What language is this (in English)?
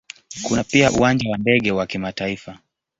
Swahili